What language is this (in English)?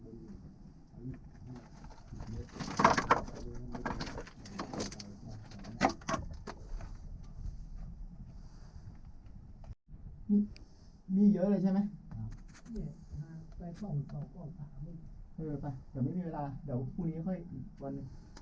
Thai